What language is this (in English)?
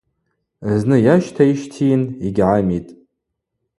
Abaza